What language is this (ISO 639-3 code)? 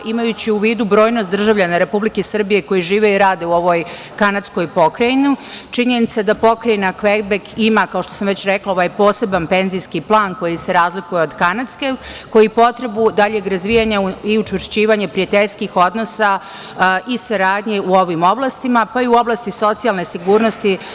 srp